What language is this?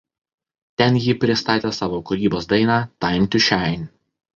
Lithuanian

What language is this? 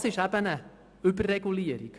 Swiss German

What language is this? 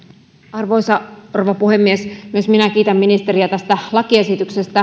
Finnish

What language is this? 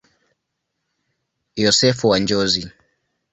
Swahili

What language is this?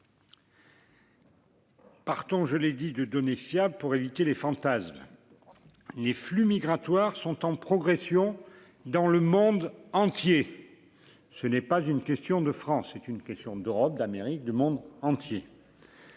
French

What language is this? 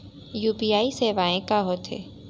Chhattisgarhi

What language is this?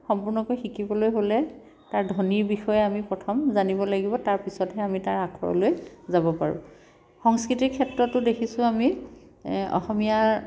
Assamese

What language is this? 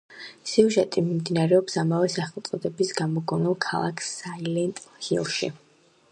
Georgian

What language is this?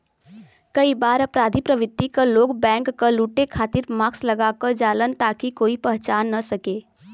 Bhojpuri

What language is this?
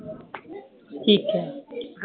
Punjabi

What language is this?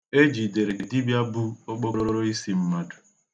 Igbo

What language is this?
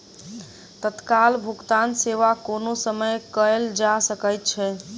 Maithili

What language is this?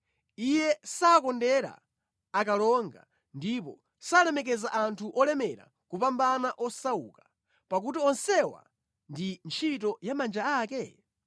Nyanja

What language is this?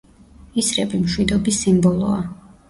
Georgian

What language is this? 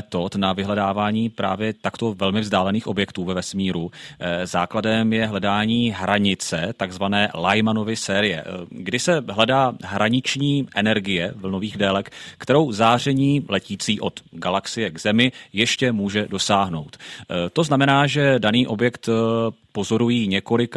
Czech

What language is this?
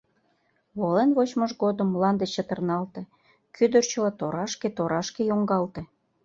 Mari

